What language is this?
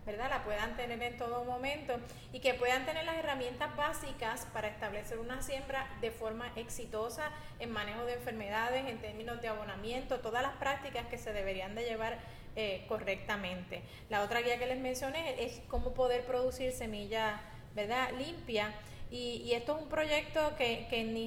Spanish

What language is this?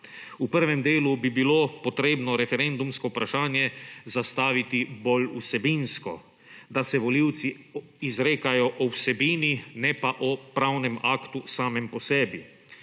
Slovenian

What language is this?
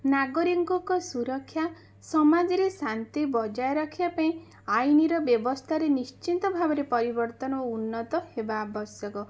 Odia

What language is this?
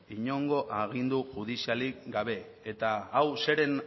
Basque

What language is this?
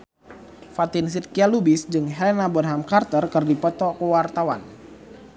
Sundanese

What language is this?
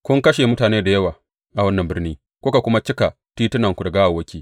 Hausa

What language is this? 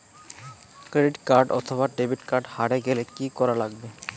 Bangla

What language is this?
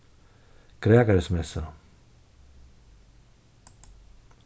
Faroese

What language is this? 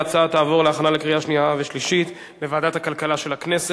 Hebrew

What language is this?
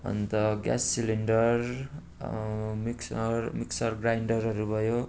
Nepali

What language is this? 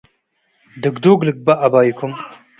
Tigre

